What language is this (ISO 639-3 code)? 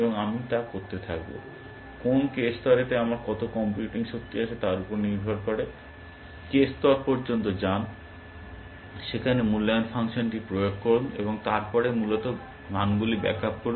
ben